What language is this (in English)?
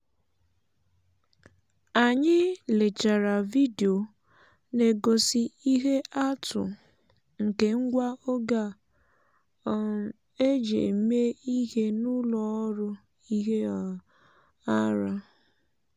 Igbo